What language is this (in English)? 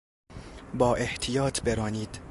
Persian